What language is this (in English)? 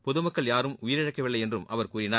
Tamil